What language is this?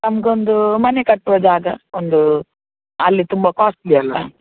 Kannada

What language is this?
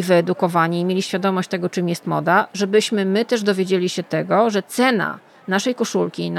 Polish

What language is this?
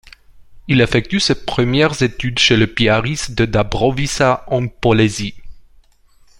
French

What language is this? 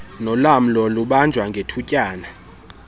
Xhosa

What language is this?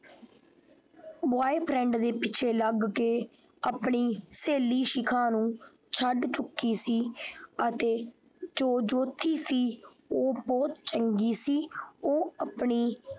Punjabi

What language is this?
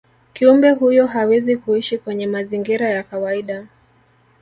Swahili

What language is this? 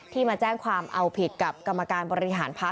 Thai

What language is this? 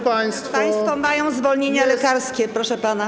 Polish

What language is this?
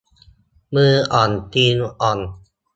Thai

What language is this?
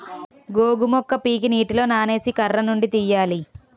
Telugu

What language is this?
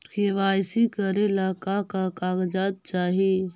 Magahi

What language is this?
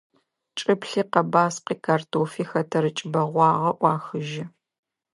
Adyghe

